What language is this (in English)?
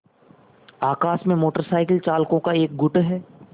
Hindi